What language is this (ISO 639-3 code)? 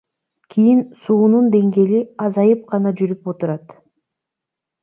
kir